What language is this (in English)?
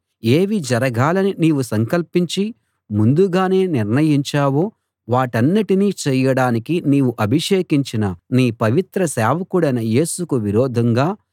Telugu